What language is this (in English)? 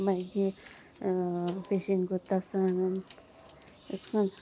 Konkani